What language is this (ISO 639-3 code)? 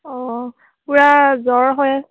asm